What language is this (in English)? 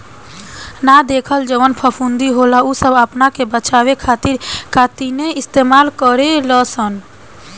Bhojpuri